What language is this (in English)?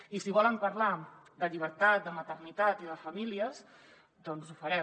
Catalan